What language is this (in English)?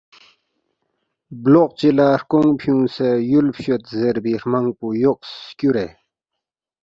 Balti